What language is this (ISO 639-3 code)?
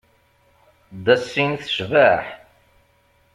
kab